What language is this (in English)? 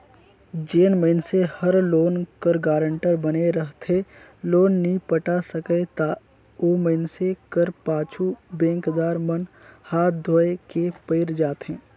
Chhattisgarhi